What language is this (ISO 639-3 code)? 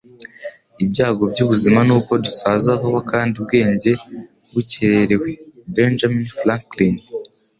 kin